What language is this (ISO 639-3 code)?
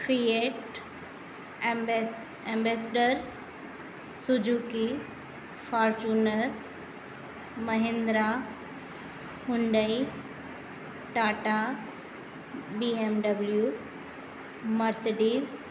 snd